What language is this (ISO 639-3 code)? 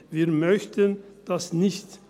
gsw